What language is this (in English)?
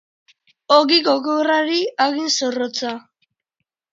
Basque